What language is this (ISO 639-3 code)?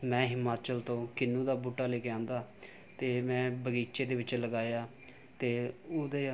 pan